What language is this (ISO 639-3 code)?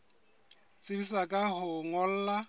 sot